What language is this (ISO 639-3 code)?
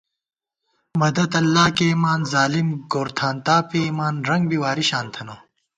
gwt